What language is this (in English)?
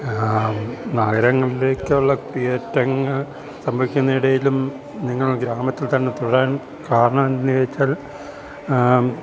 Malayalam